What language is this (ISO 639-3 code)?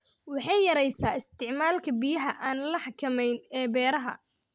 som